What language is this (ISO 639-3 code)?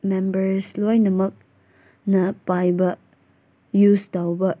mni